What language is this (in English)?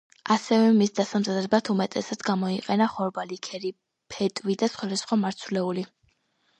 Georgian